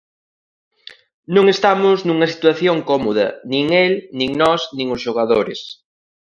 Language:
Galician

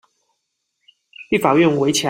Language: Chinese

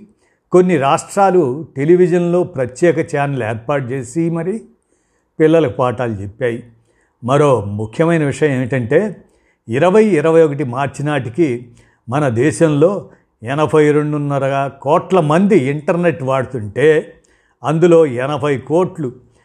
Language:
Telugu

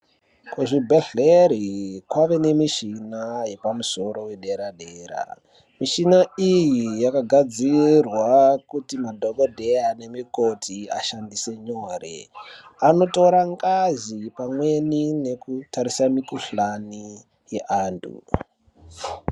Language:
Ndau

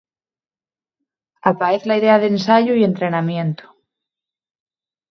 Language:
Asturian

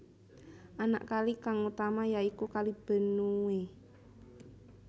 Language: Javanese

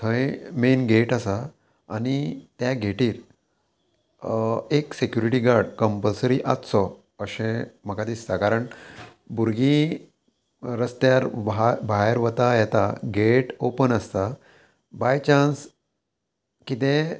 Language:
Konkani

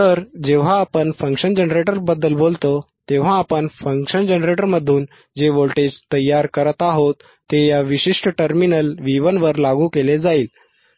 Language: Marathi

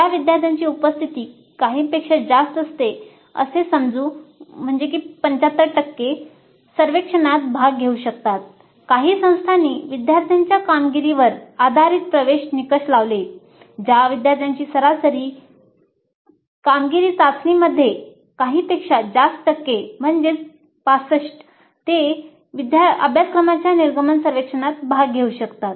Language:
Marathi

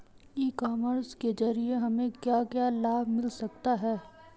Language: Hindi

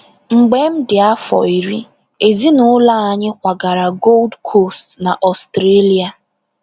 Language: Igbo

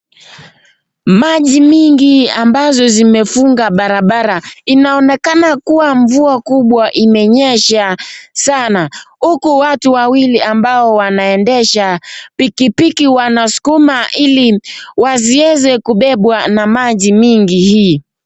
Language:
Swahili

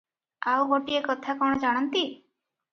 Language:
Odia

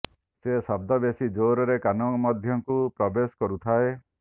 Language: Odia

